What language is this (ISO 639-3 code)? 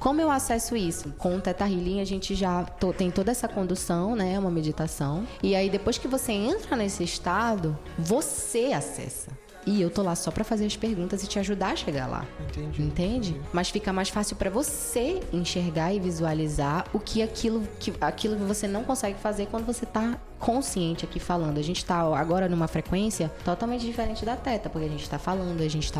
por